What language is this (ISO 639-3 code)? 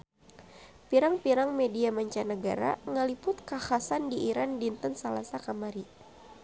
sun